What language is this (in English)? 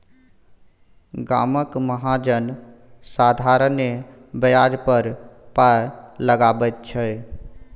Maithili